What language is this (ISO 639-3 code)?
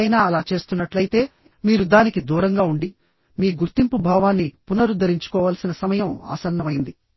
tel